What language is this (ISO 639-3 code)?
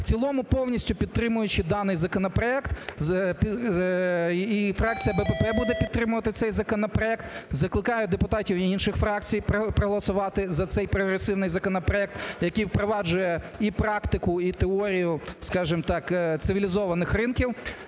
ukr